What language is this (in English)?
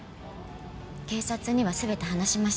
Japanese